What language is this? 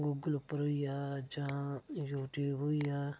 Dogri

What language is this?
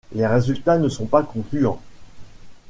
French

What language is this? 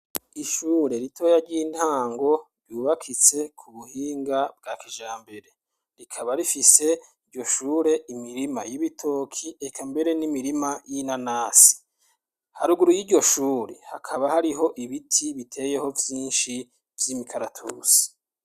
Rundi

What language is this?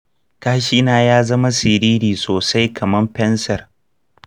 Hausa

